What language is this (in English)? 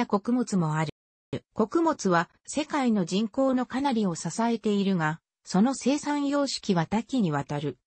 Japanese